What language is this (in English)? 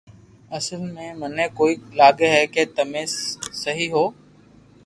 Loarki